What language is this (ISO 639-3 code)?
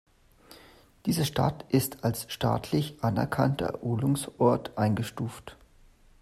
deu